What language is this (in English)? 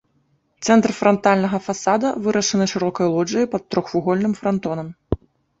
Belarusian